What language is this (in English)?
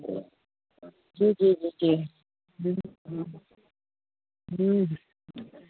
Sindhi